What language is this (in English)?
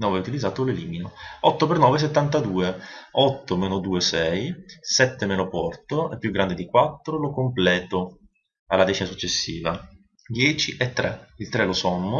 Italian